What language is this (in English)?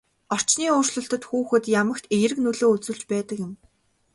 Mongolian